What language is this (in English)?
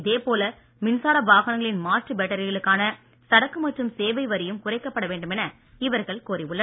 Tamil